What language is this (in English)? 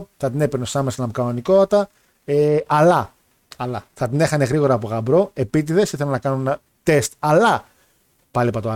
Greek